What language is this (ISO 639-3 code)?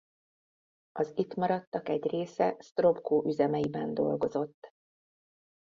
hun